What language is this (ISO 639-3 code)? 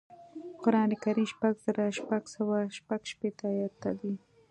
pus